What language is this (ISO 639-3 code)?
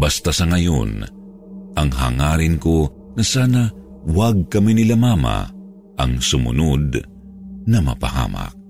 fil